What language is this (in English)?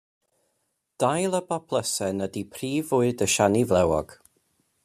Welsh